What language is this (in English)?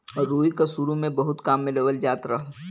Bhojpuri